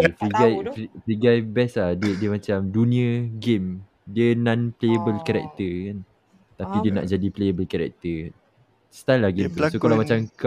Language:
Malay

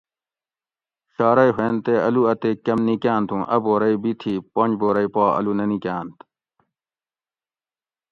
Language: Gawri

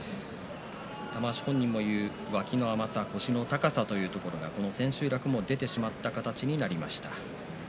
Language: Japanese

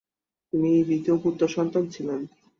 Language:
Bangla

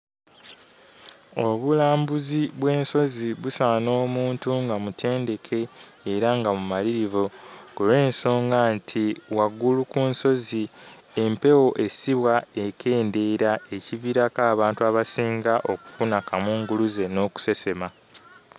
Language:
Ganda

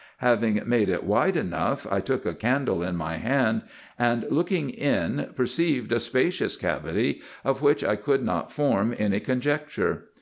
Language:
English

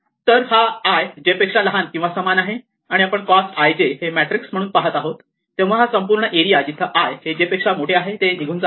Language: Marathi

